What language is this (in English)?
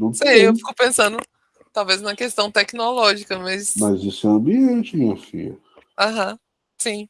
Portuguese